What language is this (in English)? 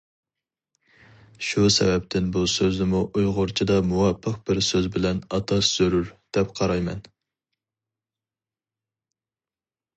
Uyghur